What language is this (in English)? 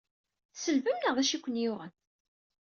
Kabyle